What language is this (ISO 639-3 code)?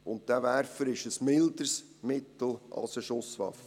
gsw